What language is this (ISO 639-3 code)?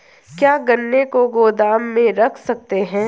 hin